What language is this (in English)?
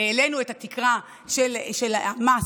Hebrew